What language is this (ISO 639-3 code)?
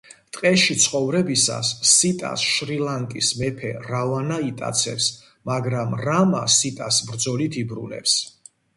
kat